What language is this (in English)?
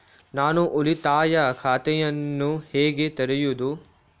Kannada